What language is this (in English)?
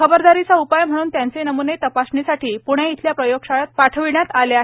Marathi